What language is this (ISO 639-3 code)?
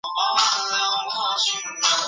zho